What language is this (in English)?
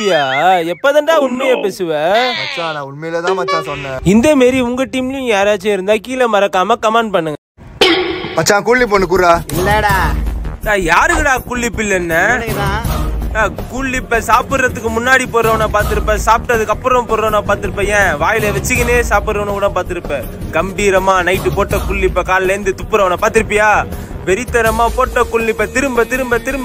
Romanian